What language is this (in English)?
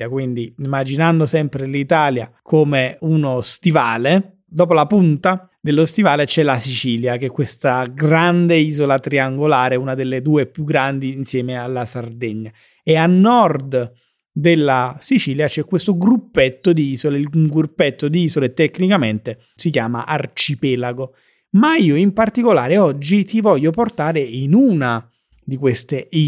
Italian